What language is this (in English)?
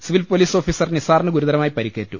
Malayalam